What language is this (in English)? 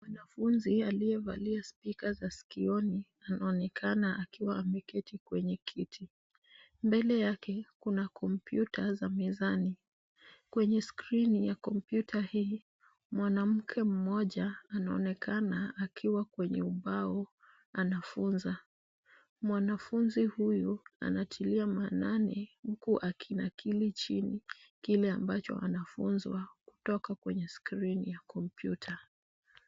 Swahili